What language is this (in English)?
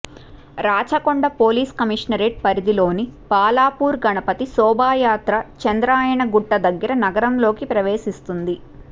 Telugu